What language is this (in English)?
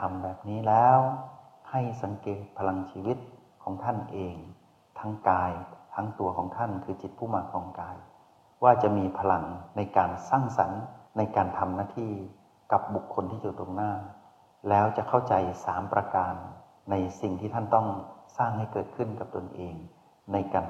Thai